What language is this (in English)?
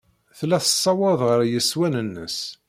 Kabyle